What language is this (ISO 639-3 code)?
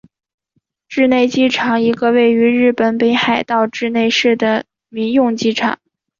zho